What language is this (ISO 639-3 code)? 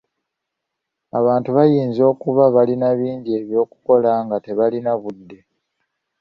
lug